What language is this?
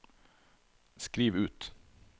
Norwegian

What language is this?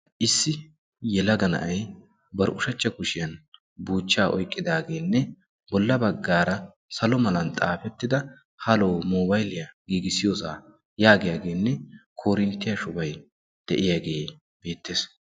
Wolaytta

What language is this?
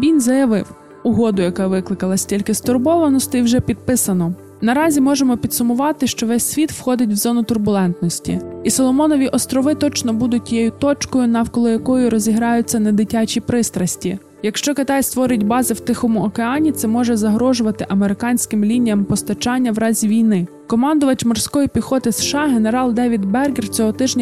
Ukrainian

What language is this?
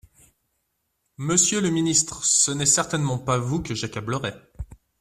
French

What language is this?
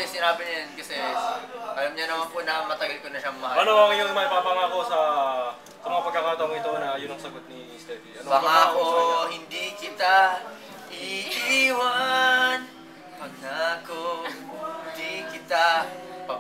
Filipino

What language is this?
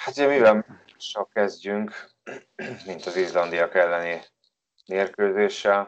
Hungarian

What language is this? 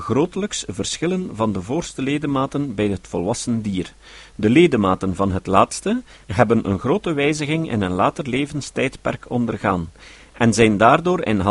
Dutch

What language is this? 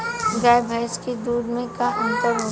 Bhojpuri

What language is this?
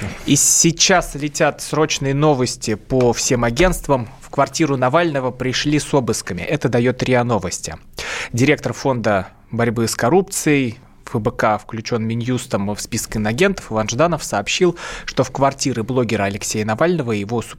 Russian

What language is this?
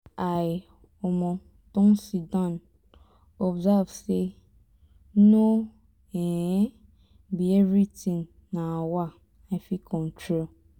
Nigerian Pidgin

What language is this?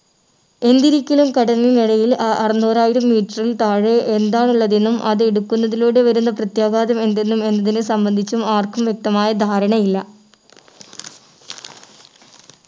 Malayalam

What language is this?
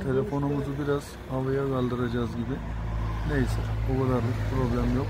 Turkish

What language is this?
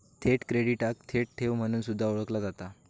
Marathi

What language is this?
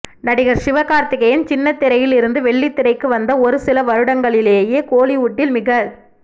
Tamil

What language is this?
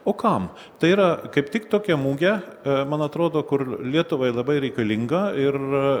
Lithuanian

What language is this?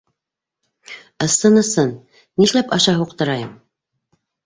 Bashkir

